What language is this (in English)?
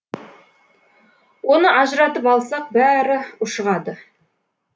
Kazakh